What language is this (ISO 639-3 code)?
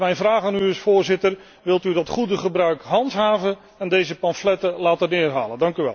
nld